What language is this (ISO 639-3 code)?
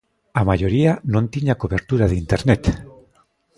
glg